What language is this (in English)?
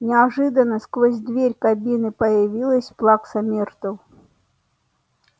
Russian